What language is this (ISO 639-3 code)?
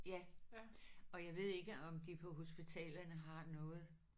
dan